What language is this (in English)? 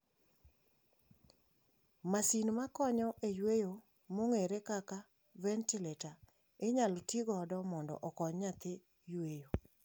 Luo (Kenya and Tanzania)